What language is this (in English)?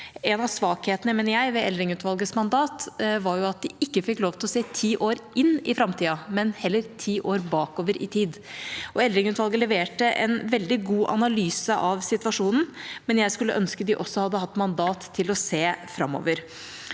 Norwegian